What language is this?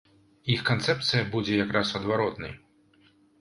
Belarusian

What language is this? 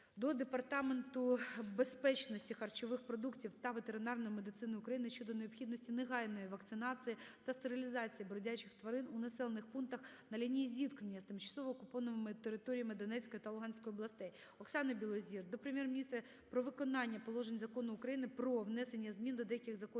Ukrainian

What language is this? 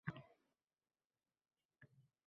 Uzbek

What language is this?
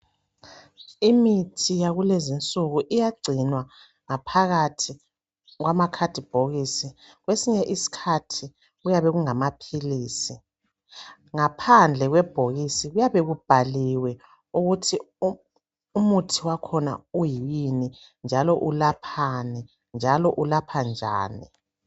North Ndebele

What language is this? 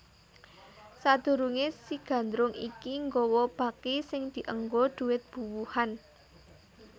Javanese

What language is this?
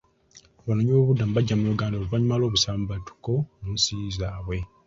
Ganda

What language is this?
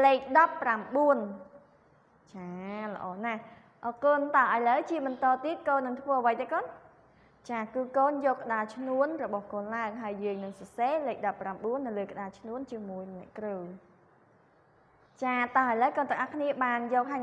Vietnamese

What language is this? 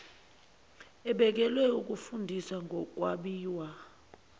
Zulu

